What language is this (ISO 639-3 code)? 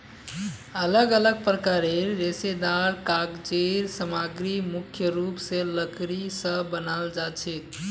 mag